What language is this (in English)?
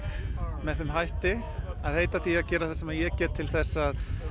Icelandic